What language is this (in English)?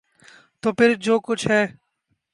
Urdu